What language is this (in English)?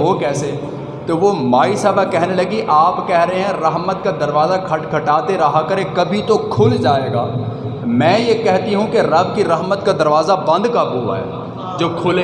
Urdu